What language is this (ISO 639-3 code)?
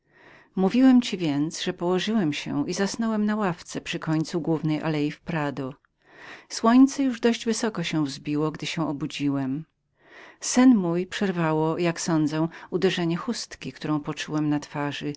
pol